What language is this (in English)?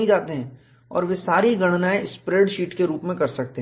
Hindi